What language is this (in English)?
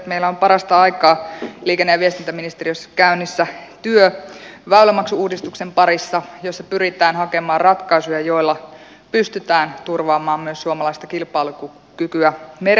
Finnish